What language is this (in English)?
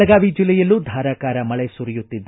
Kannada